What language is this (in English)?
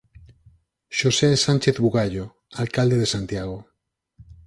Galician